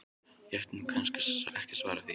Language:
Icelandic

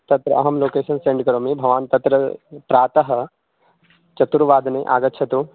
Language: Sanskrit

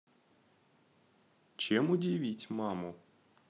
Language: Russian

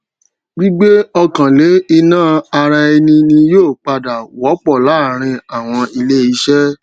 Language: Yoruba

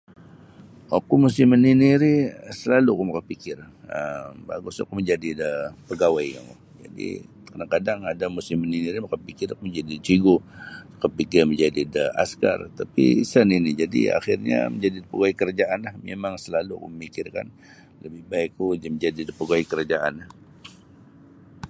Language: Sabah Bisaya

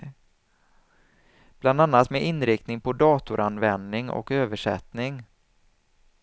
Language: Swedish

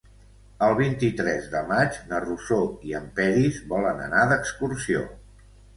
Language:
Catalan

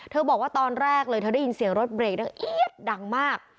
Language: Thai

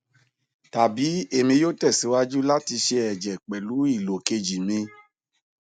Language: Yoruba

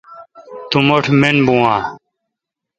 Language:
Kalkoti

